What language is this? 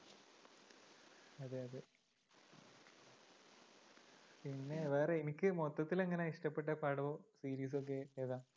Malayalam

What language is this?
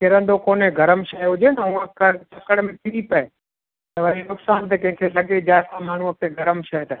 Sindhi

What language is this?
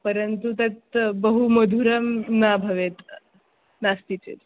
Sanskrit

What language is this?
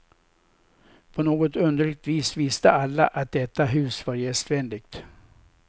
Swedish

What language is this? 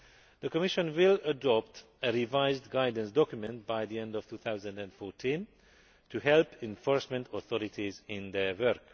English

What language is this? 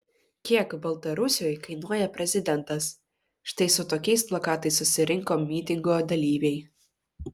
Lithuanian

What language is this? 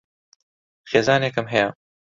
Central Kurdish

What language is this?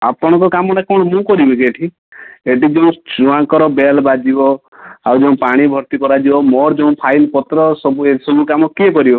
Odia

